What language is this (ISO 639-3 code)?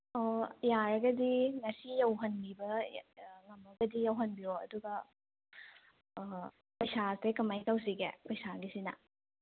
mni